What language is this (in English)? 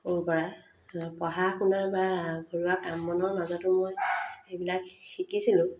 Assamese